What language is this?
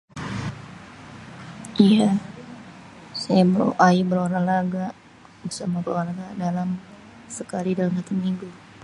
Betawi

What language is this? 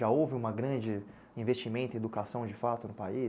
Portuguese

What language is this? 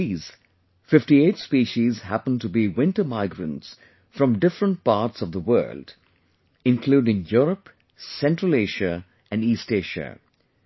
English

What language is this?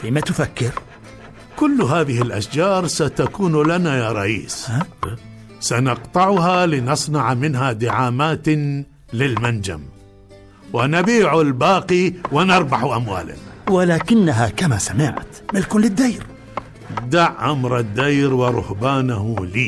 Arabic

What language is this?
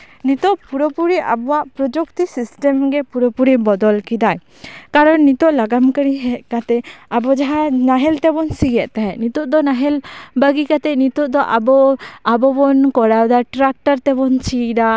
Santali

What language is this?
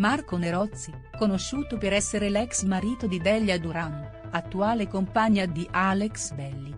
Italian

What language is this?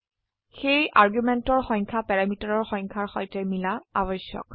Assamese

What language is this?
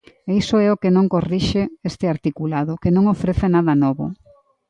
Galician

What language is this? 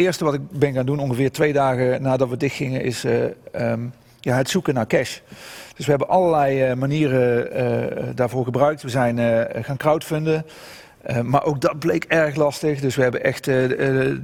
Dutch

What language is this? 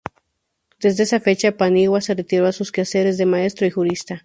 Spanish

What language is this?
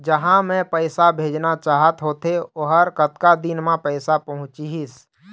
Chhattisgarhi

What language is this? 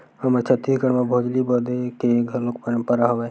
Chhattisgarhi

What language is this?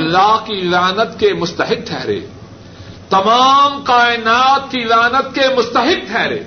Urdu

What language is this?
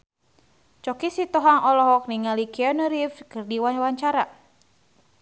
Sundanese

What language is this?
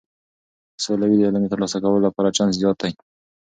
Pashto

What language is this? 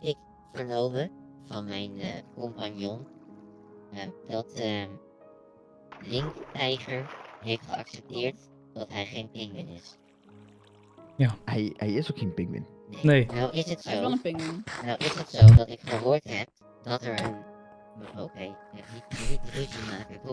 Dutch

